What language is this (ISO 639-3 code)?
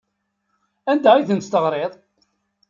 kab